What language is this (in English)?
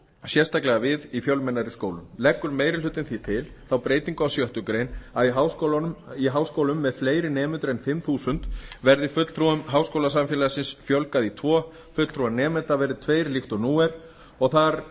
Icelandic